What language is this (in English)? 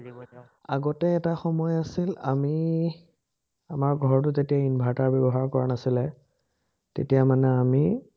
Assamese